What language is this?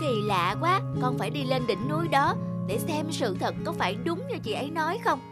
Vietnamese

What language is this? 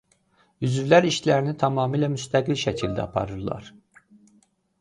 Azerbaijani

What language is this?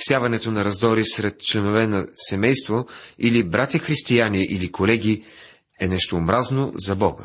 Bulgarian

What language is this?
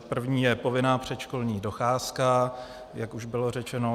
Czech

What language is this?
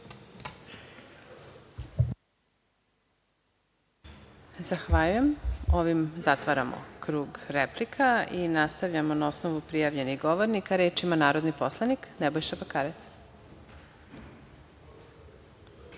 Serbian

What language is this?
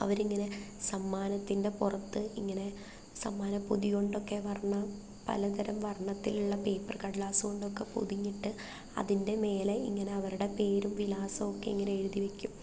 Malayalam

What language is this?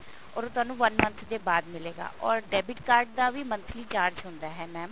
Punjabi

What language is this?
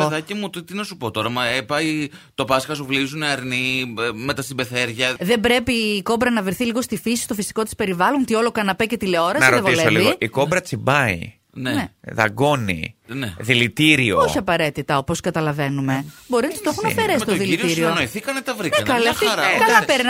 Greek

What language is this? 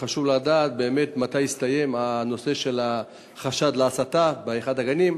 Hebrew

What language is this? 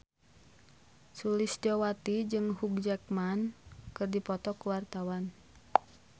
Sundanese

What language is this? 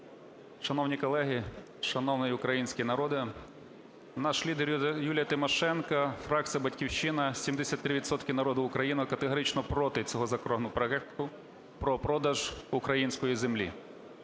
Ukrainian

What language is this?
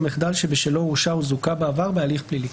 Hebrew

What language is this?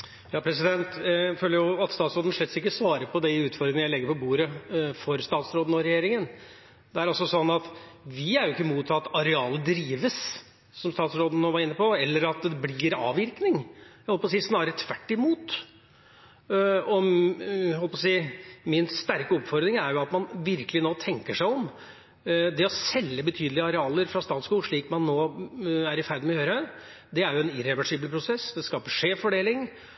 Norwegian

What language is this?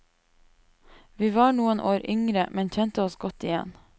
Norwegian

